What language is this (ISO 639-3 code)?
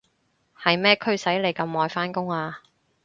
yue